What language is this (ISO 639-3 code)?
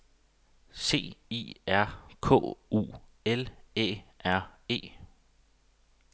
dan